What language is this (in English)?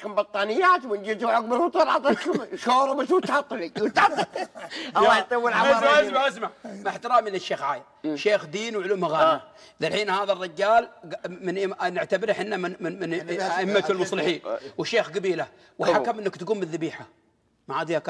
Arabic